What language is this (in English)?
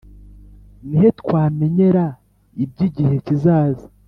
Kinyarwanda